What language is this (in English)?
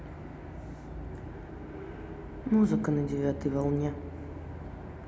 Russian